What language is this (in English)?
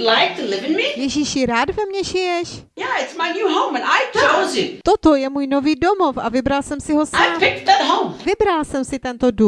Czech